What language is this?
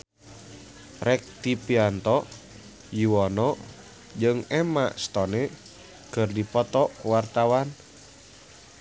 Sundanese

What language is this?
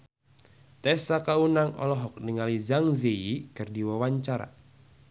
Sundanese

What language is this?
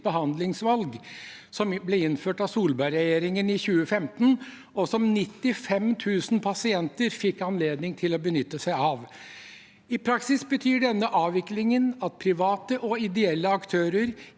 Norwegian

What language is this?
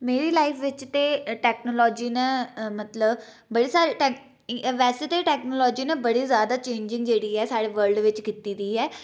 Dogri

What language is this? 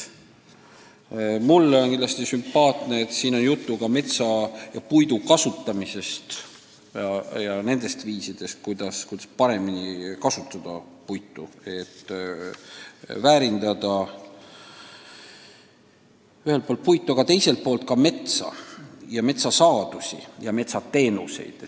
Estonian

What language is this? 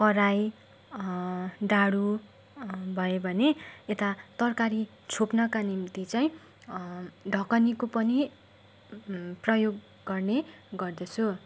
Nepali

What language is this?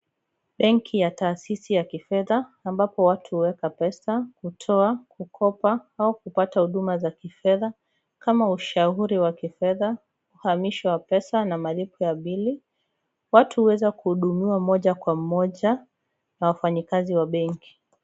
Swahili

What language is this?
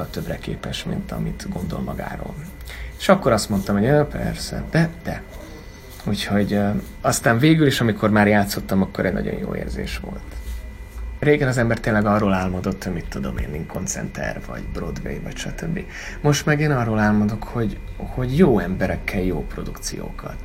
Hungarian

